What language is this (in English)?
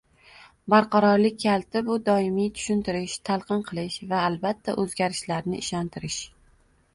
Uzbek